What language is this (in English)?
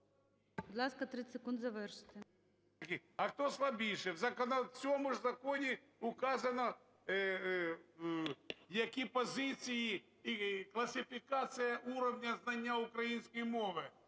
Ukrainian